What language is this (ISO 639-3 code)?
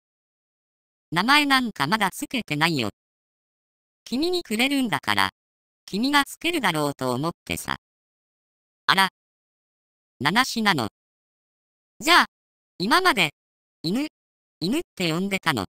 jpn